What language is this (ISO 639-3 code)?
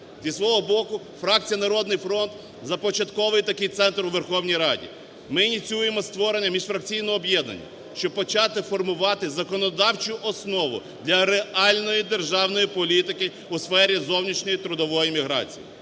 ukr